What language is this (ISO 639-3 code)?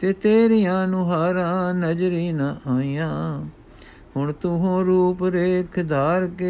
pan